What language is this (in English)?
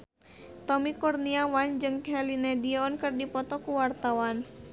Sundanese